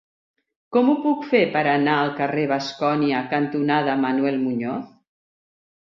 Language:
Catalan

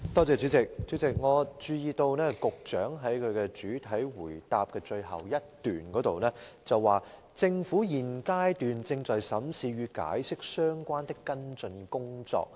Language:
Cantonese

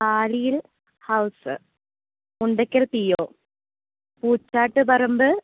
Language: Malayalam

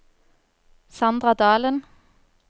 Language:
Norwegian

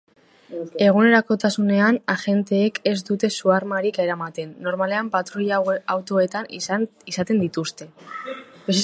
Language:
Basque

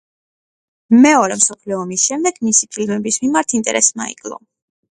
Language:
Georgian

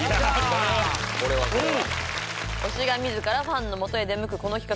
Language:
Japanese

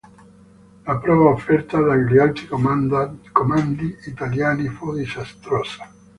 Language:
Italian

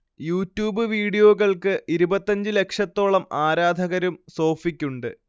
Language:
Malayalam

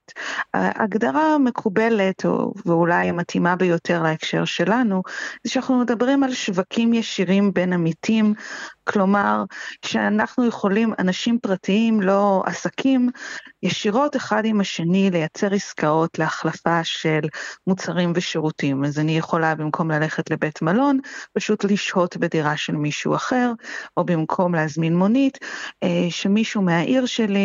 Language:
Hebrew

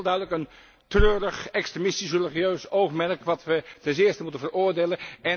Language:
Dutch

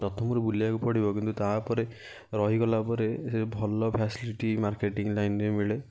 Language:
Odia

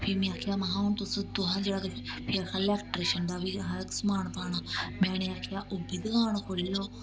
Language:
Dogri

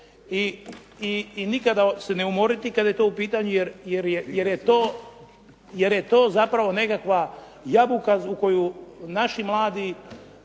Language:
Croatian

